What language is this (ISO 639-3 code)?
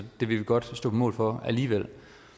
dan